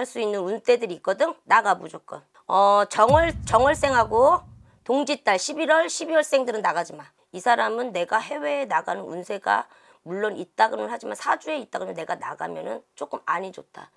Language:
Korean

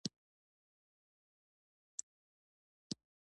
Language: Pashto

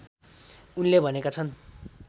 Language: Nepali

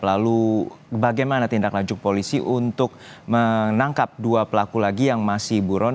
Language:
Indonesian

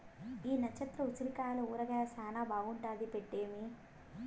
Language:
Telugu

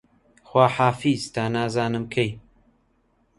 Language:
Central Kurdish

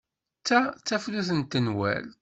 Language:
Kabyle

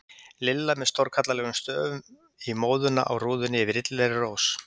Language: Icelandic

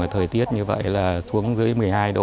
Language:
Vietnamese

